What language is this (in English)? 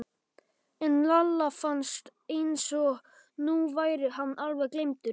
Icelandic